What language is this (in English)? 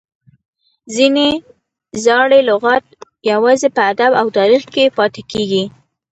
Pashto